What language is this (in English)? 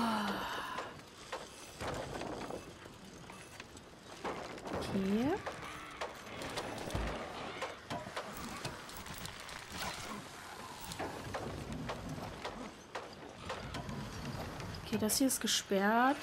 German